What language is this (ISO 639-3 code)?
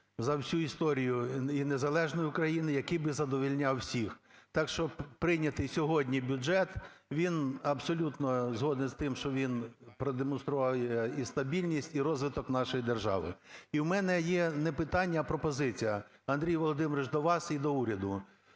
ukr